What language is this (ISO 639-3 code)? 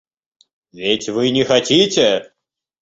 rus